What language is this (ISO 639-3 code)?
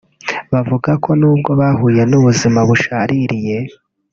kin